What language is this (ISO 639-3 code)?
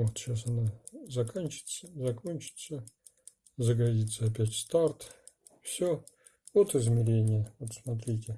rus